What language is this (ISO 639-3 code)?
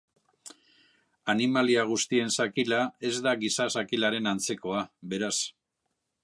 eus